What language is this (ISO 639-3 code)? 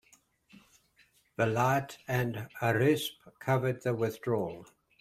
eng